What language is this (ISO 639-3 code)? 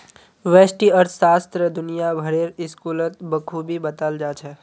mag